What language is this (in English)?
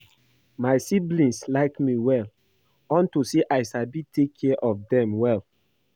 Nigerian Pidgin